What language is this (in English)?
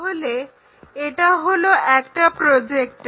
Bangla